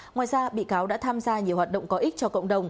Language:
Vietnamese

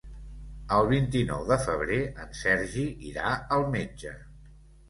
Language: Catalan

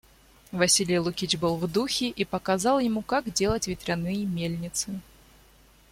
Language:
Russian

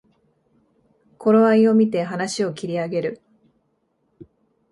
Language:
Japanese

